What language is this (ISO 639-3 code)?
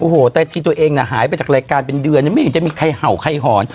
tha